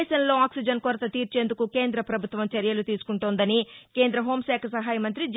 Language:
Telugu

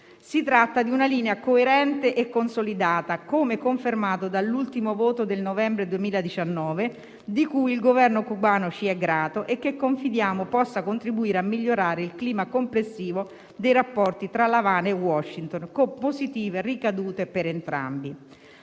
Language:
Italian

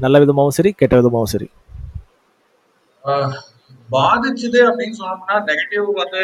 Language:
Tamil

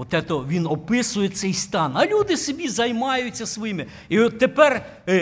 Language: Ukrainian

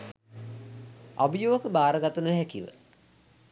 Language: Sinhala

